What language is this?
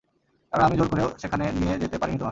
Bangla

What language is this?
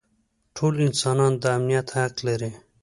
Pashto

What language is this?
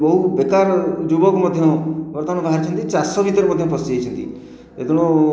Odia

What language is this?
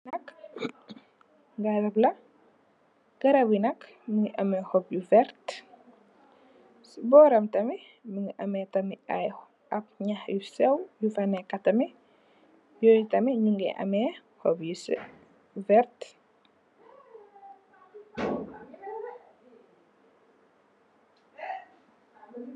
Wolof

